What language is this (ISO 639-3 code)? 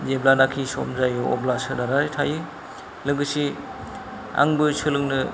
brx